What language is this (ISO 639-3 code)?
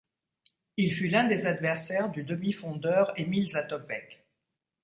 fra